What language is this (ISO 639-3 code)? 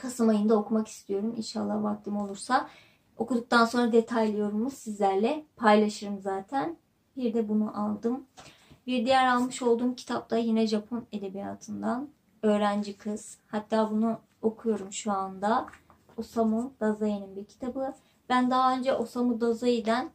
tur